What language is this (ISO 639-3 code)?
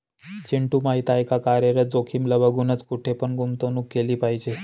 mar